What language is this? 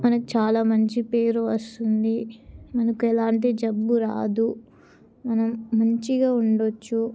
Telugu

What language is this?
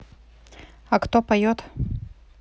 Russian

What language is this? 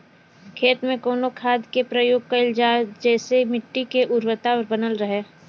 Bhojpuri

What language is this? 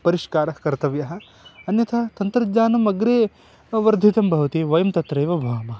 Sanskrit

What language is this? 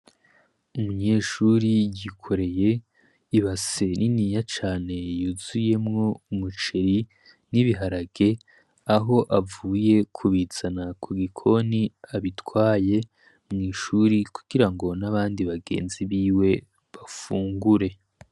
Rundi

